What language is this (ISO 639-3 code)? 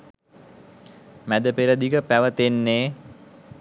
sin